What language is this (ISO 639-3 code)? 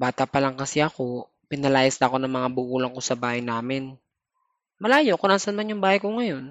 fil